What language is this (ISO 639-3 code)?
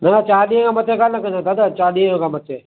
snd